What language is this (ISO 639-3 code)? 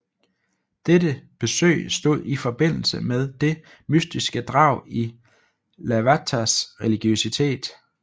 dan